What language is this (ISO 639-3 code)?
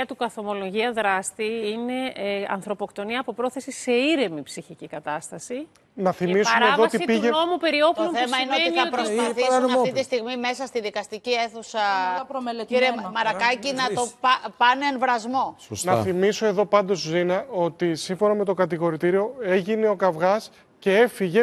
ell